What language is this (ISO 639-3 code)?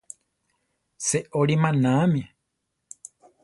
tar